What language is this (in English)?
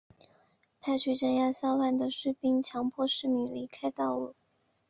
Chinese